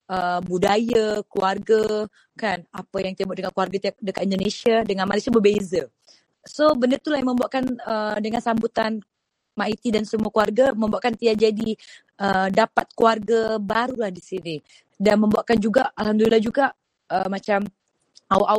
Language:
Malay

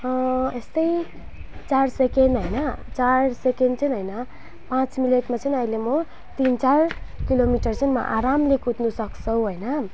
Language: Nepali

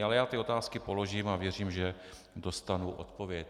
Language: Czech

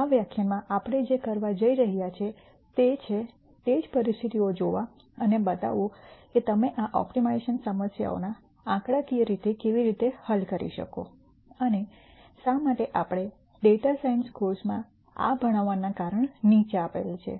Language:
Gujarati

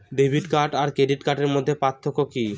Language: Bangla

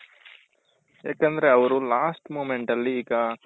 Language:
Kannada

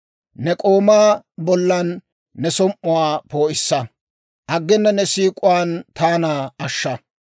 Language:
Dawro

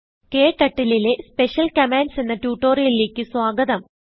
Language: Malayalam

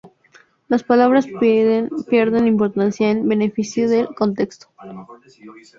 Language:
Spanish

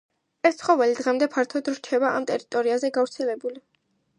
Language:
Georgian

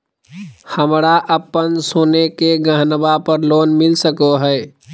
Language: Magahi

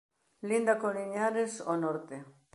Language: Galician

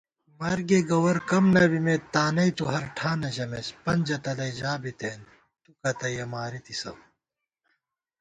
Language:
Gawar-Bati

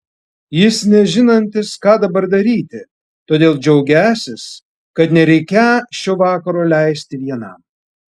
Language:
Lithuanian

